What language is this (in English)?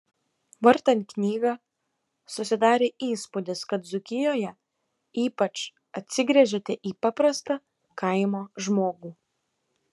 Lithuanian